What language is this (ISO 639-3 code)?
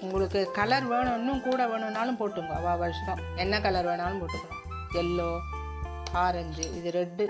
tam